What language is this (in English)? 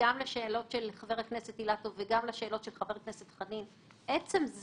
Hebrew